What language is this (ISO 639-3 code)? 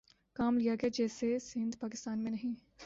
urd